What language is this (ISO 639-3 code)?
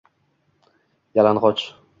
uzb